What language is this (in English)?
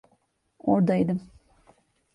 Turkish